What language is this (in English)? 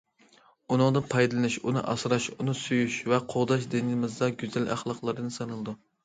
Uyghur